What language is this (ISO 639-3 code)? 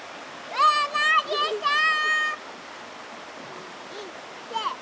jpn